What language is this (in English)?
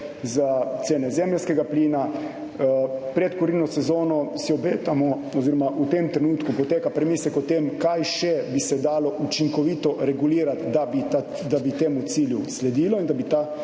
Slovenian